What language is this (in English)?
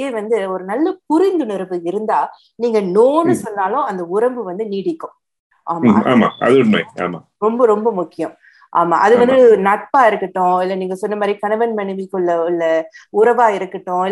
Tamil